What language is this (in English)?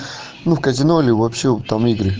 Russian